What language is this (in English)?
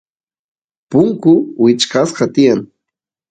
Santiago del Estero Quichua